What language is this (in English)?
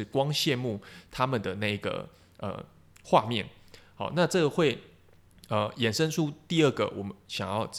Chinese